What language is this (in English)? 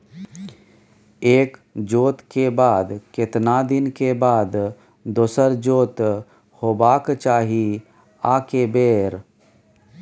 Maithili